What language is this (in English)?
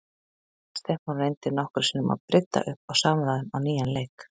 Icelandic